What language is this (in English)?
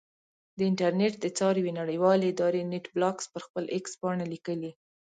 Pashto